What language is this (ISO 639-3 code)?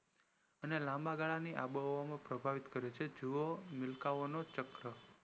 guj